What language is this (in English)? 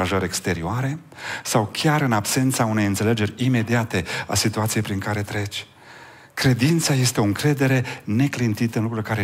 Romanian